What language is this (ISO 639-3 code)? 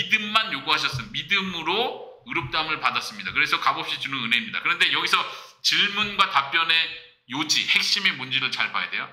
kor